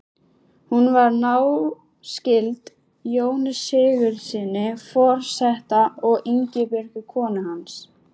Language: Icelandic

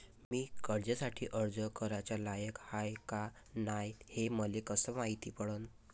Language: Marathi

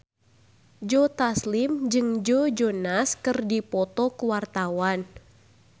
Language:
Sundanese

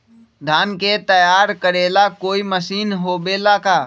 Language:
Magahi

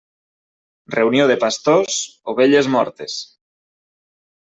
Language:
Catalan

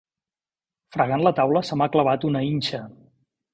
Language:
Catalan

